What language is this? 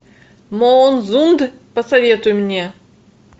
Russian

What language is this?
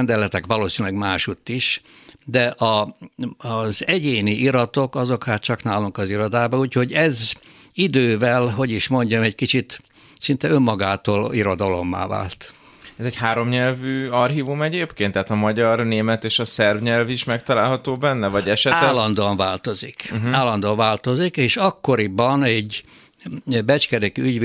Hungarian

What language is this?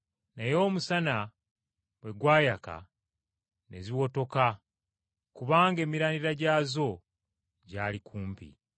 Ganda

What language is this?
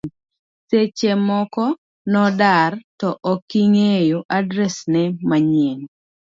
Luo (Kenya and Tanzania)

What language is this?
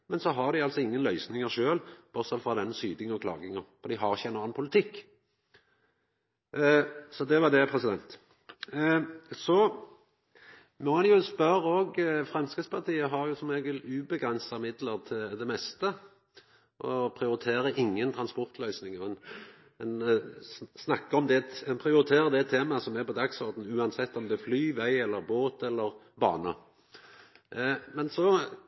Norwegian Nynorsk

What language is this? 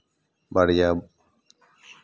Santali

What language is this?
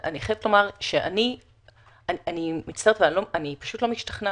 Hebrew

